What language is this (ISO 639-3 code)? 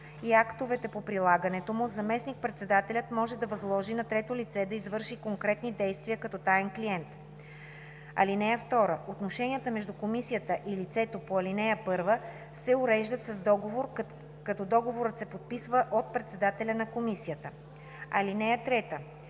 bul